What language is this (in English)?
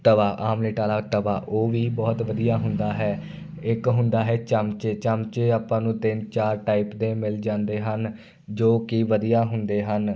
Punjabi